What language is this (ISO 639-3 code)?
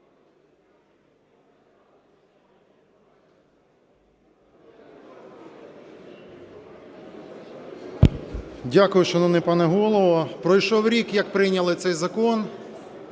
ukr